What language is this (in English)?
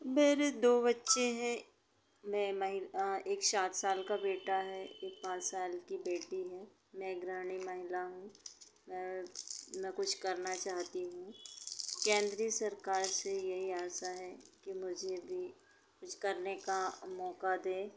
Hindi